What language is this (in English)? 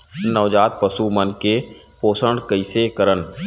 Chhattisgarhi